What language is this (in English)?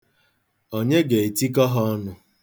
Igbo